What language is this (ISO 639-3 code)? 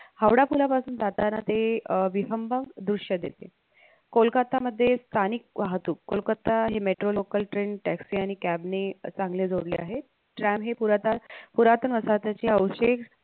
mar